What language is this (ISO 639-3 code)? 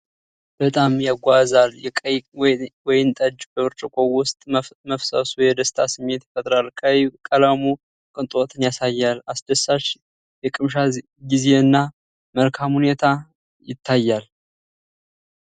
amh